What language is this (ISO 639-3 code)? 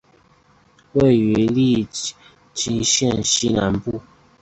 zho